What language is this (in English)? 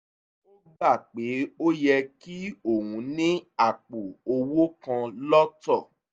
Yoruba